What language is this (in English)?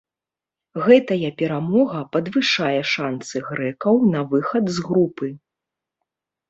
Belarusian